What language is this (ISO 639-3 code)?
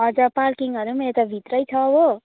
nep